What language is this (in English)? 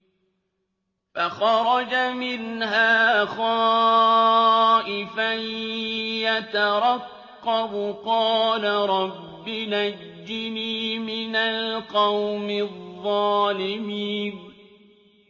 Arabic